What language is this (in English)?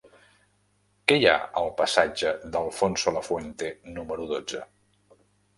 Catalan